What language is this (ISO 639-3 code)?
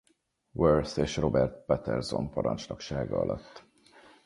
hun